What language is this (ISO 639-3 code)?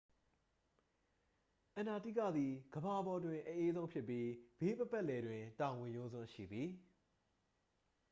mya